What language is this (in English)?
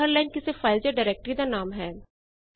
Punjabi